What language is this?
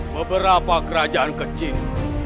Indonesian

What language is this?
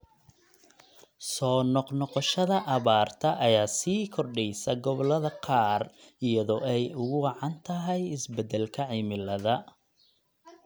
Somali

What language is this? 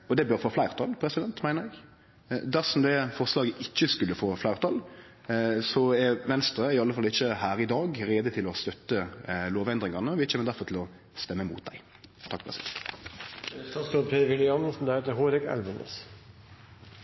Norwegian Nynorsk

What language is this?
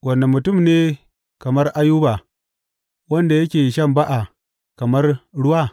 Hausa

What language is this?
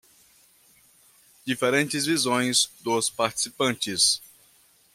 Portuguese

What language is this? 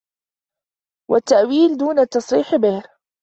Arabic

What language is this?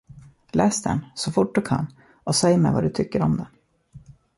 Swedish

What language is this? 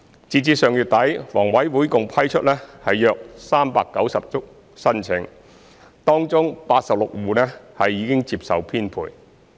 Cantonese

